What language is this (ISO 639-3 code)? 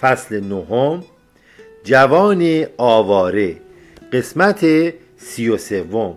fas